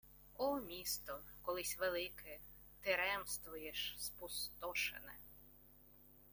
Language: Ukrainian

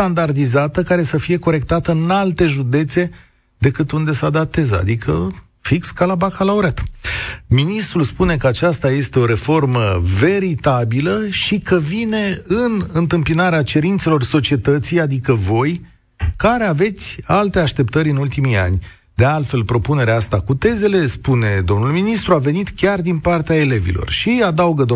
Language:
Romanian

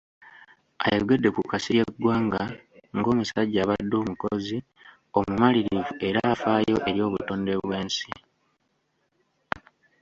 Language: Ganda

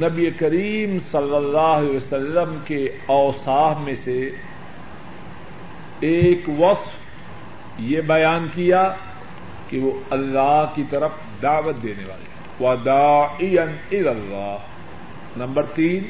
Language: Urdu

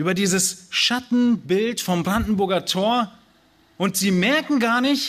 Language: German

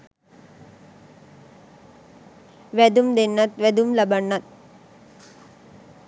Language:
Sinhala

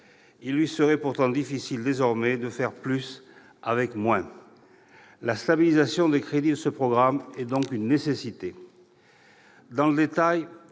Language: French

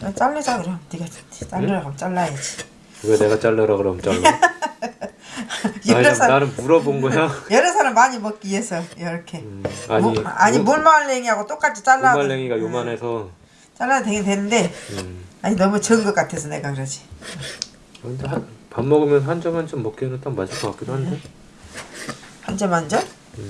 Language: Korean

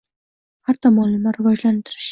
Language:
Uzbek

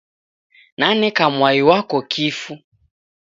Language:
Taita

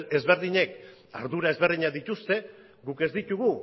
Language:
Basque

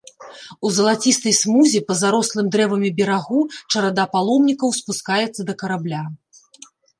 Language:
Belarusian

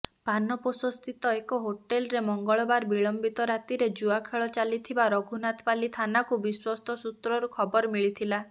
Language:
Odia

